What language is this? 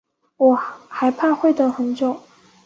Chinese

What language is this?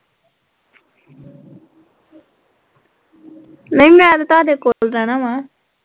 Punjabi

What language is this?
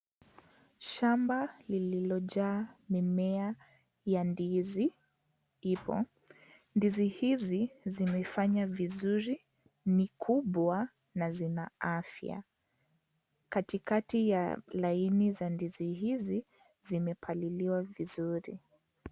Swahili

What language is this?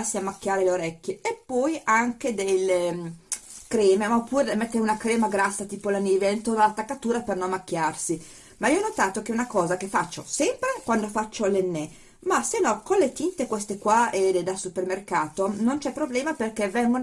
Italian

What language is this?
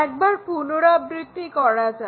Bangla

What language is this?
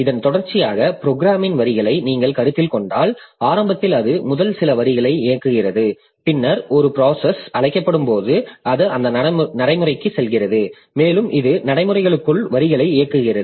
Tamil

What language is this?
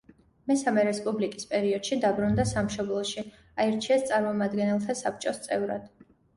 Georgian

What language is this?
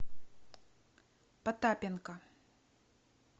Russian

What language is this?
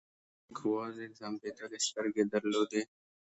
Pashto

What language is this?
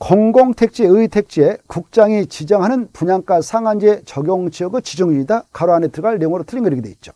Korean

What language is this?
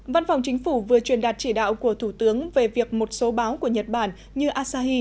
Vietnamese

